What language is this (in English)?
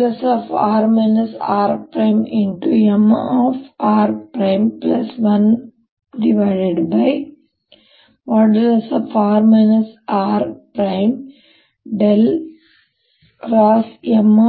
Kannada